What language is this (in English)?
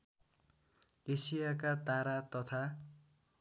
Nepali